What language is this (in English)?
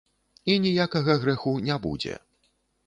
Belarusian